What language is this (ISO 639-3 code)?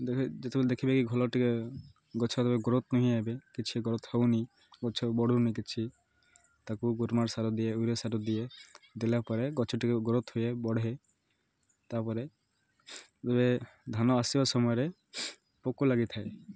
ori